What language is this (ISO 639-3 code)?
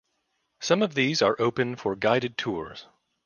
eng